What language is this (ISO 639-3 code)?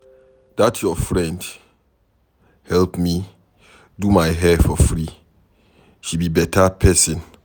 pcm